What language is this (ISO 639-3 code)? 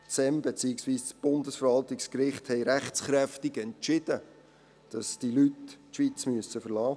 gsw